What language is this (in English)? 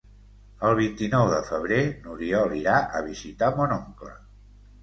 Catalan